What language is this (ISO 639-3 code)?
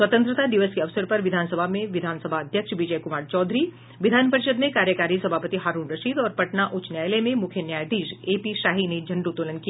hin